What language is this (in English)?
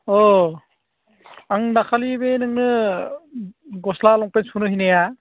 Bodo